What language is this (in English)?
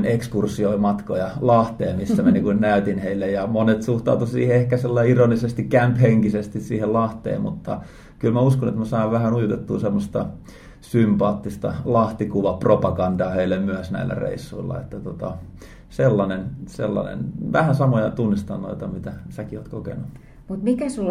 Finnish